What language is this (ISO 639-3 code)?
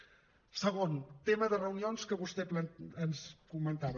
cat